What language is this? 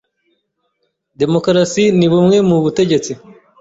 Kinyarwanda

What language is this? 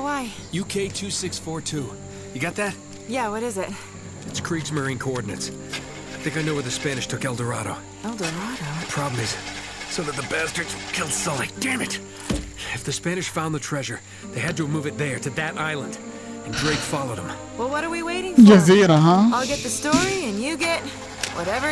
Arabic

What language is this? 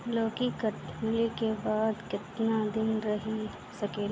Bhojpuri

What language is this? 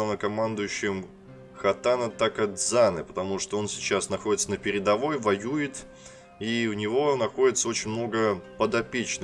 Russian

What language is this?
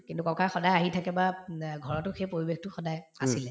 Assamese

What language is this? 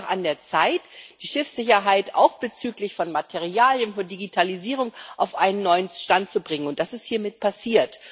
German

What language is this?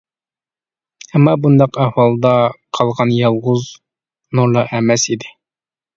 Uyghur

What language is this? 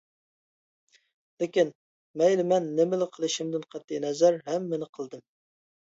Uyghur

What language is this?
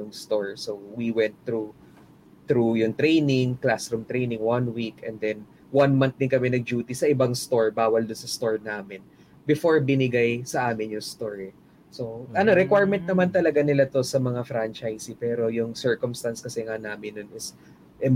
Filipino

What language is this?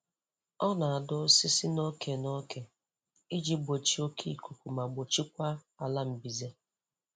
Igbo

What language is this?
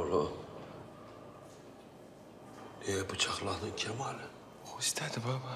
Turkish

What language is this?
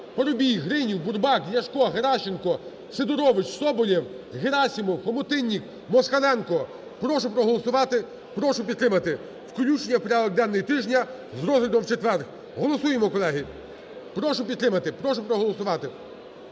Ukrainian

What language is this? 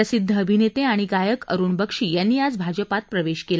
Marathi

